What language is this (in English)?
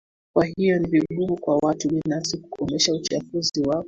Swahili